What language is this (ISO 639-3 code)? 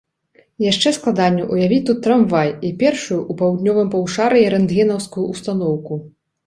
bel